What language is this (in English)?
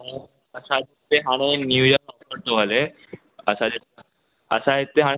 Sindhi